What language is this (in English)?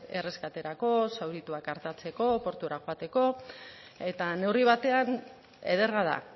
Basque